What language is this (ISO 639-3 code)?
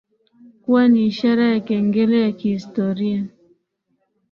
swa